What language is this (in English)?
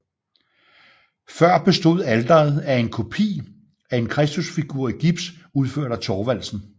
Danish